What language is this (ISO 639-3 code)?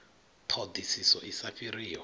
ven